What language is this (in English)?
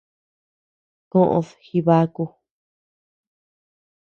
Tepeuxila Cuicatec